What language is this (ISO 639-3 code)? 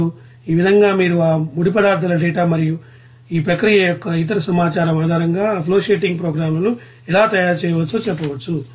tel